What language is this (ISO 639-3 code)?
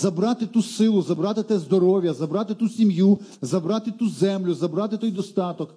ukr